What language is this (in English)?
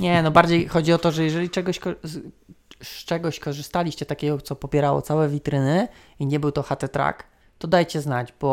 Polish